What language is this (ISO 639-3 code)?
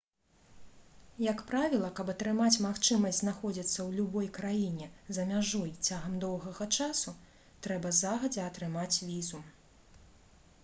bel